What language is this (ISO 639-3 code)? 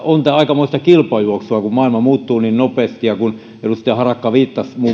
fin